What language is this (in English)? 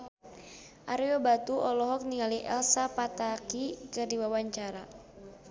Sundanese